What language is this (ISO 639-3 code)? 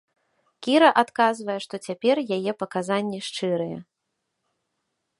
bel